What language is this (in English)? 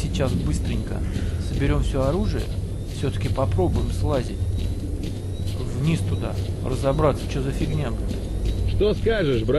Russian